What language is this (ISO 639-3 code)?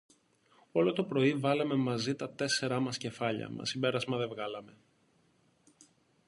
ell